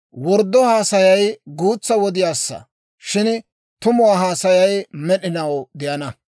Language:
Dawro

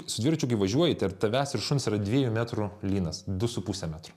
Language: Lithuanian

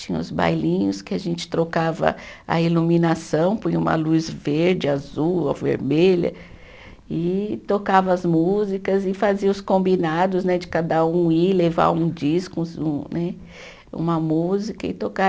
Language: Portuguese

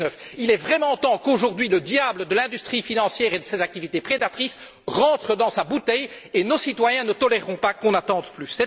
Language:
French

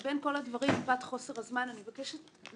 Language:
Hebrew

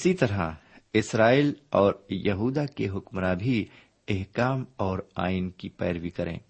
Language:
Urdu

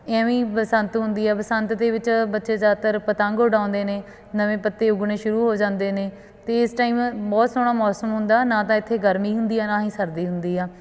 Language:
Punjabi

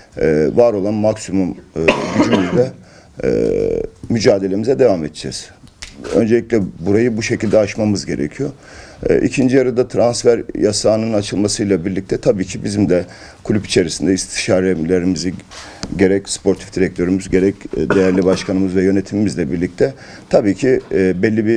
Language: Turkish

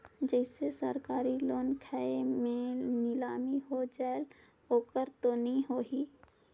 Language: Chhattisgarhi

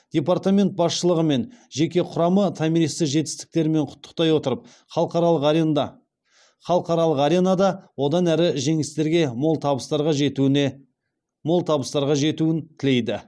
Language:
Kazakh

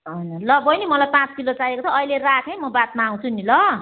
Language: Nepali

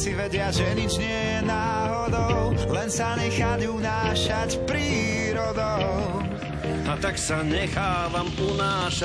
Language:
Slovak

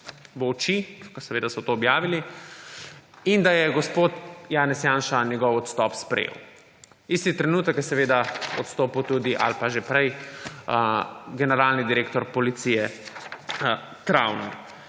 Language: Slovenian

